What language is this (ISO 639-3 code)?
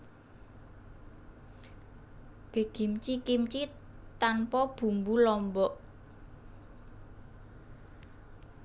jav